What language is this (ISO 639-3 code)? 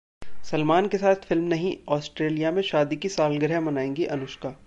hin